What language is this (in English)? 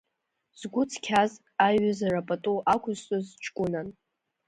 Abkhazian